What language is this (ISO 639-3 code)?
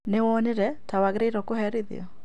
kik